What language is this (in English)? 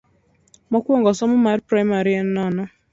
Luo (Kenya and Tanzania)